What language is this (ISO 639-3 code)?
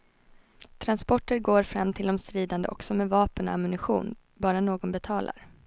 swe